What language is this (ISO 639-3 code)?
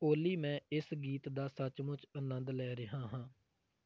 pan